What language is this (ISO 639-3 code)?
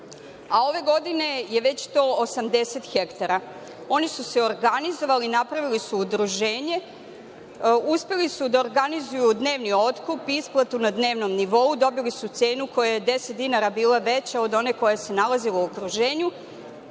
srp